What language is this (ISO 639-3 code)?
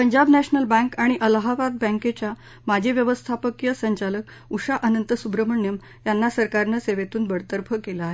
mar